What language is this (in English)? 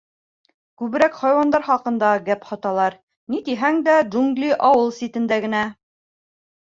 Bashkir